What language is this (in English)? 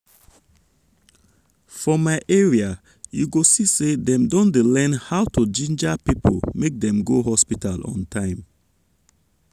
Nigerian Pidgin